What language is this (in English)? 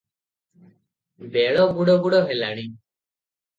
Odia